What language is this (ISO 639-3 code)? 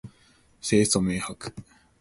yue